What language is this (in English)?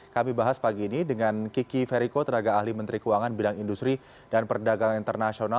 Indonesian